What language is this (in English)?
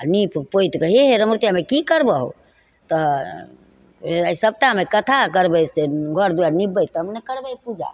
Maithili